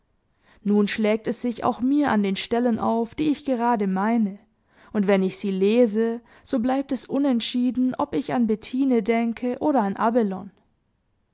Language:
German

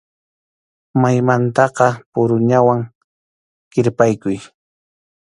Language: Arequipa-La Unión Quechua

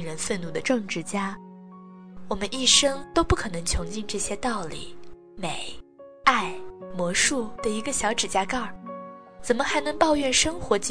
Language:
Chinese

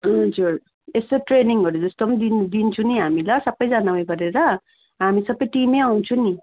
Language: Nepali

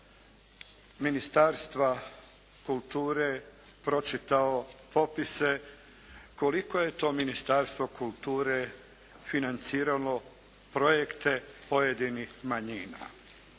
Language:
Croatian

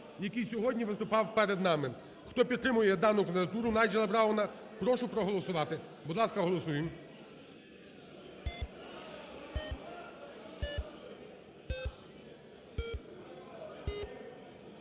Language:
Ukrainian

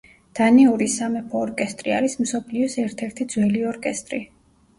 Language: Georgian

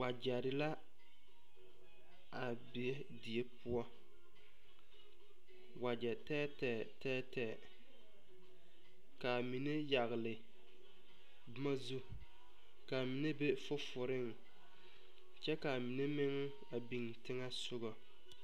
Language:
Southern Dagaare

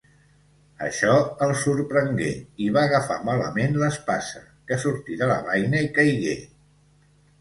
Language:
Catalan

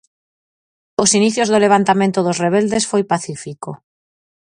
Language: Galician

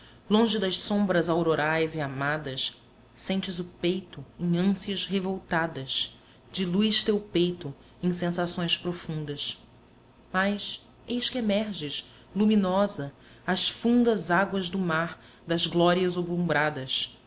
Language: Portuguese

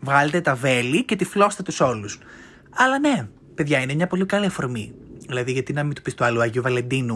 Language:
Greek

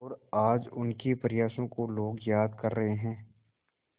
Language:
Hindi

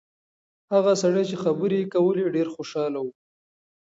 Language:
Pashto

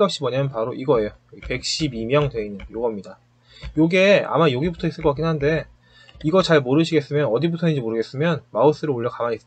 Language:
Korean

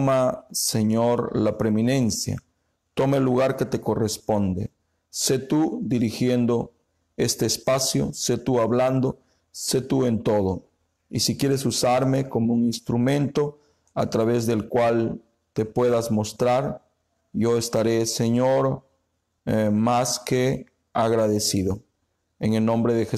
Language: Spanish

